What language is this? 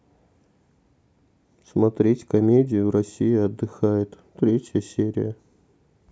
Russian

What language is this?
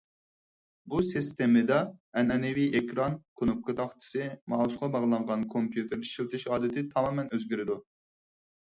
Uyghur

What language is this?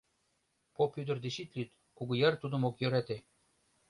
Mari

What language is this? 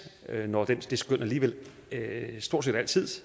Danish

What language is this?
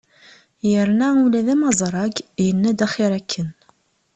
Kabyle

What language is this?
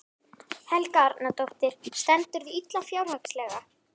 Icelandic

